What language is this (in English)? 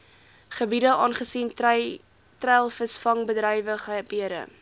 Afrikaans